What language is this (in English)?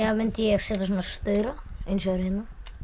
Icelandic